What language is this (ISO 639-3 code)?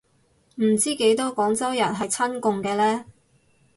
yue